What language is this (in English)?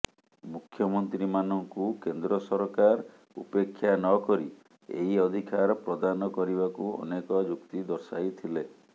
Odia